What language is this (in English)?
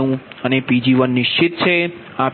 Gujarati